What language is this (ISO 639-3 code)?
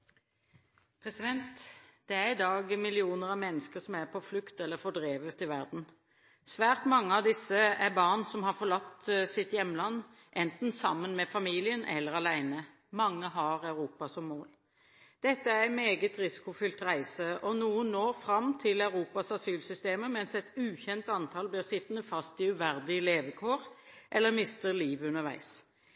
nor